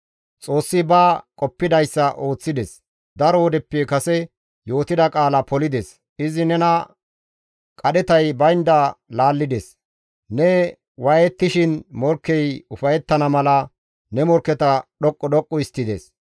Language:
Gamo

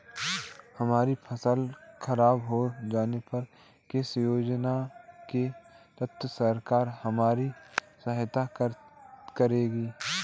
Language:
Hindi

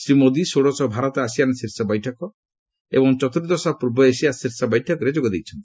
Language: Odia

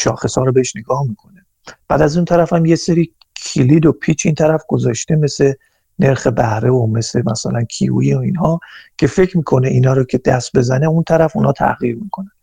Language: Persian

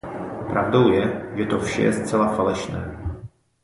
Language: Czech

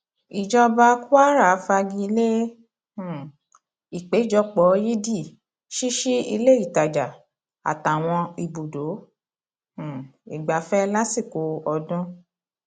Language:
Yoruba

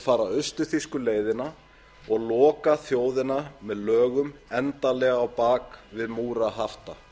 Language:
Icelandic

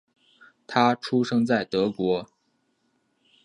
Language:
Chinese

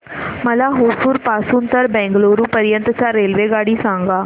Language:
Marathi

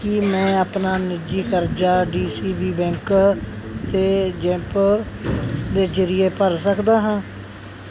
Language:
Punjabi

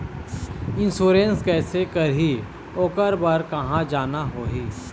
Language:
Chhattisgarhi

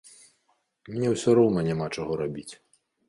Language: Belarusian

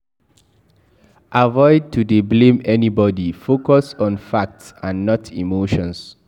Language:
Nigerian Pidgin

